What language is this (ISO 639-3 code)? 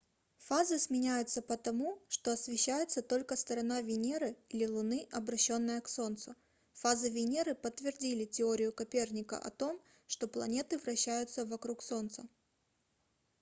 rus